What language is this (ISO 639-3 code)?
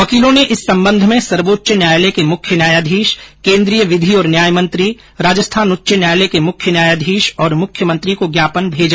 hin